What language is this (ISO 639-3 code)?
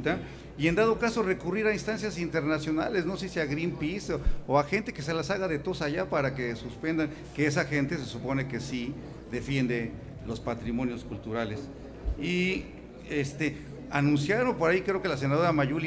spa